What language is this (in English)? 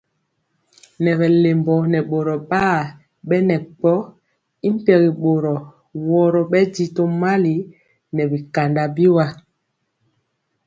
Mpiemo